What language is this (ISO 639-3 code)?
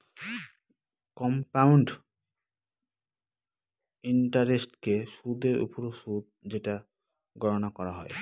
ben